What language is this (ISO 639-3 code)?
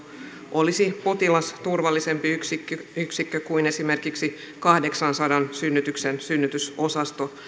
fin